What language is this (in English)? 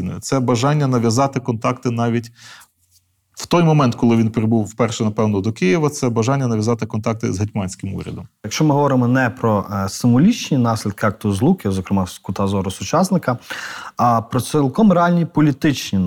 Ukrainian